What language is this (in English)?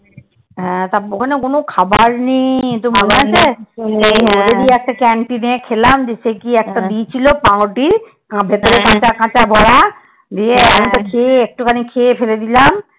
Bangla